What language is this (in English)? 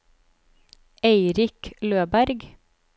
Norwegian